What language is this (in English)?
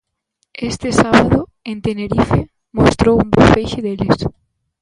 Galician